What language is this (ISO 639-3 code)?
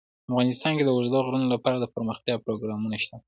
pus